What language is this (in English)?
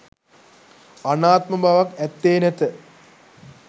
Sinhala